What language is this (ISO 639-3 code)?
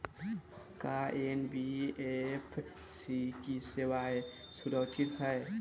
bho